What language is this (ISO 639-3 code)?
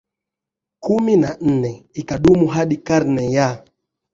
swa